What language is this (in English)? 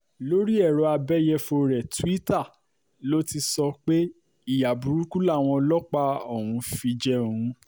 Yoruba